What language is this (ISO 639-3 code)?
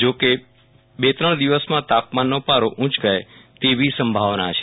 guj